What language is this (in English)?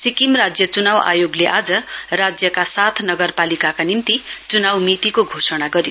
Nepali